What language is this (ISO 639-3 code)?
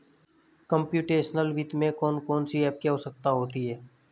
hin